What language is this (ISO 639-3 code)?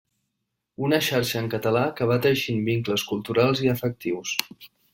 cat